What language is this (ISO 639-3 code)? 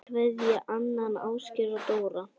isl